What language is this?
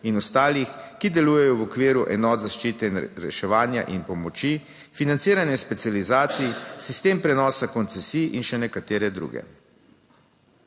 Slovenian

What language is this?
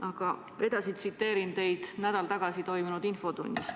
Estonian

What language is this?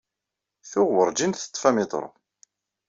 Kabyle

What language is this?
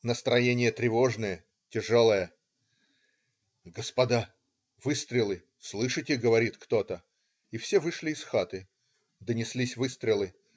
Russian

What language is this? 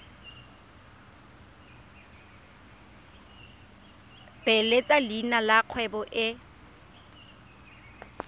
Tswana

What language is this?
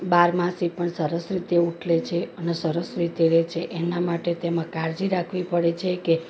Gujarati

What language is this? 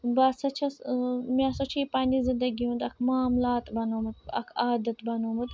Kashmiri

